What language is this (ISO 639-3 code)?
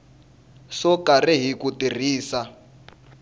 tso